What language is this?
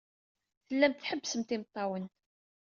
Kabyle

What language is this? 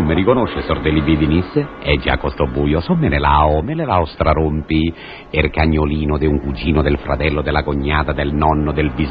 Italian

